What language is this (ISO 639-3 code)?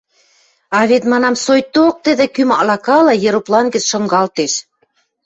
mrj